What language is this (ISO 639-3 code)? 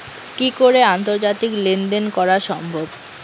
ben